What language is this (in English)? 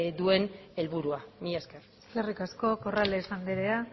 Basque